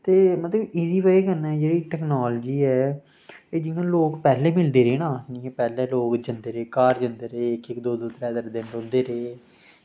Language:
Dogri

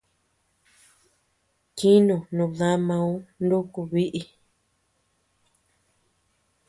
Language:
Tepeuxila Cuicatec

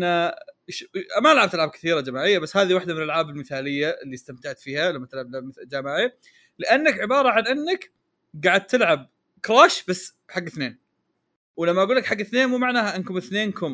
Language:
Arabic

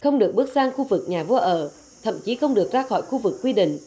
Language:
Vietnamese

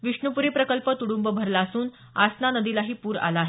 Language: Marathi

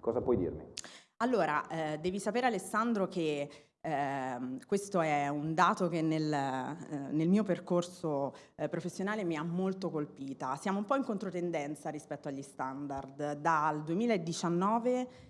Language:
Italian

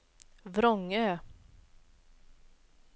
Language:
Swedish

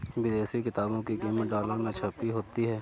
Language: Hindi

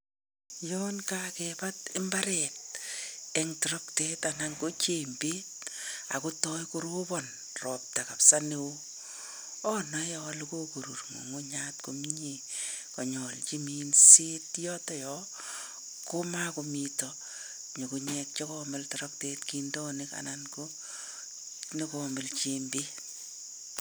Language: Kalenjin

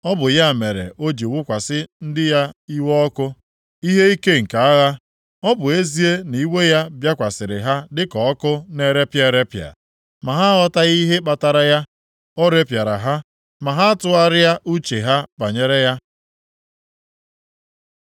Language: Igbo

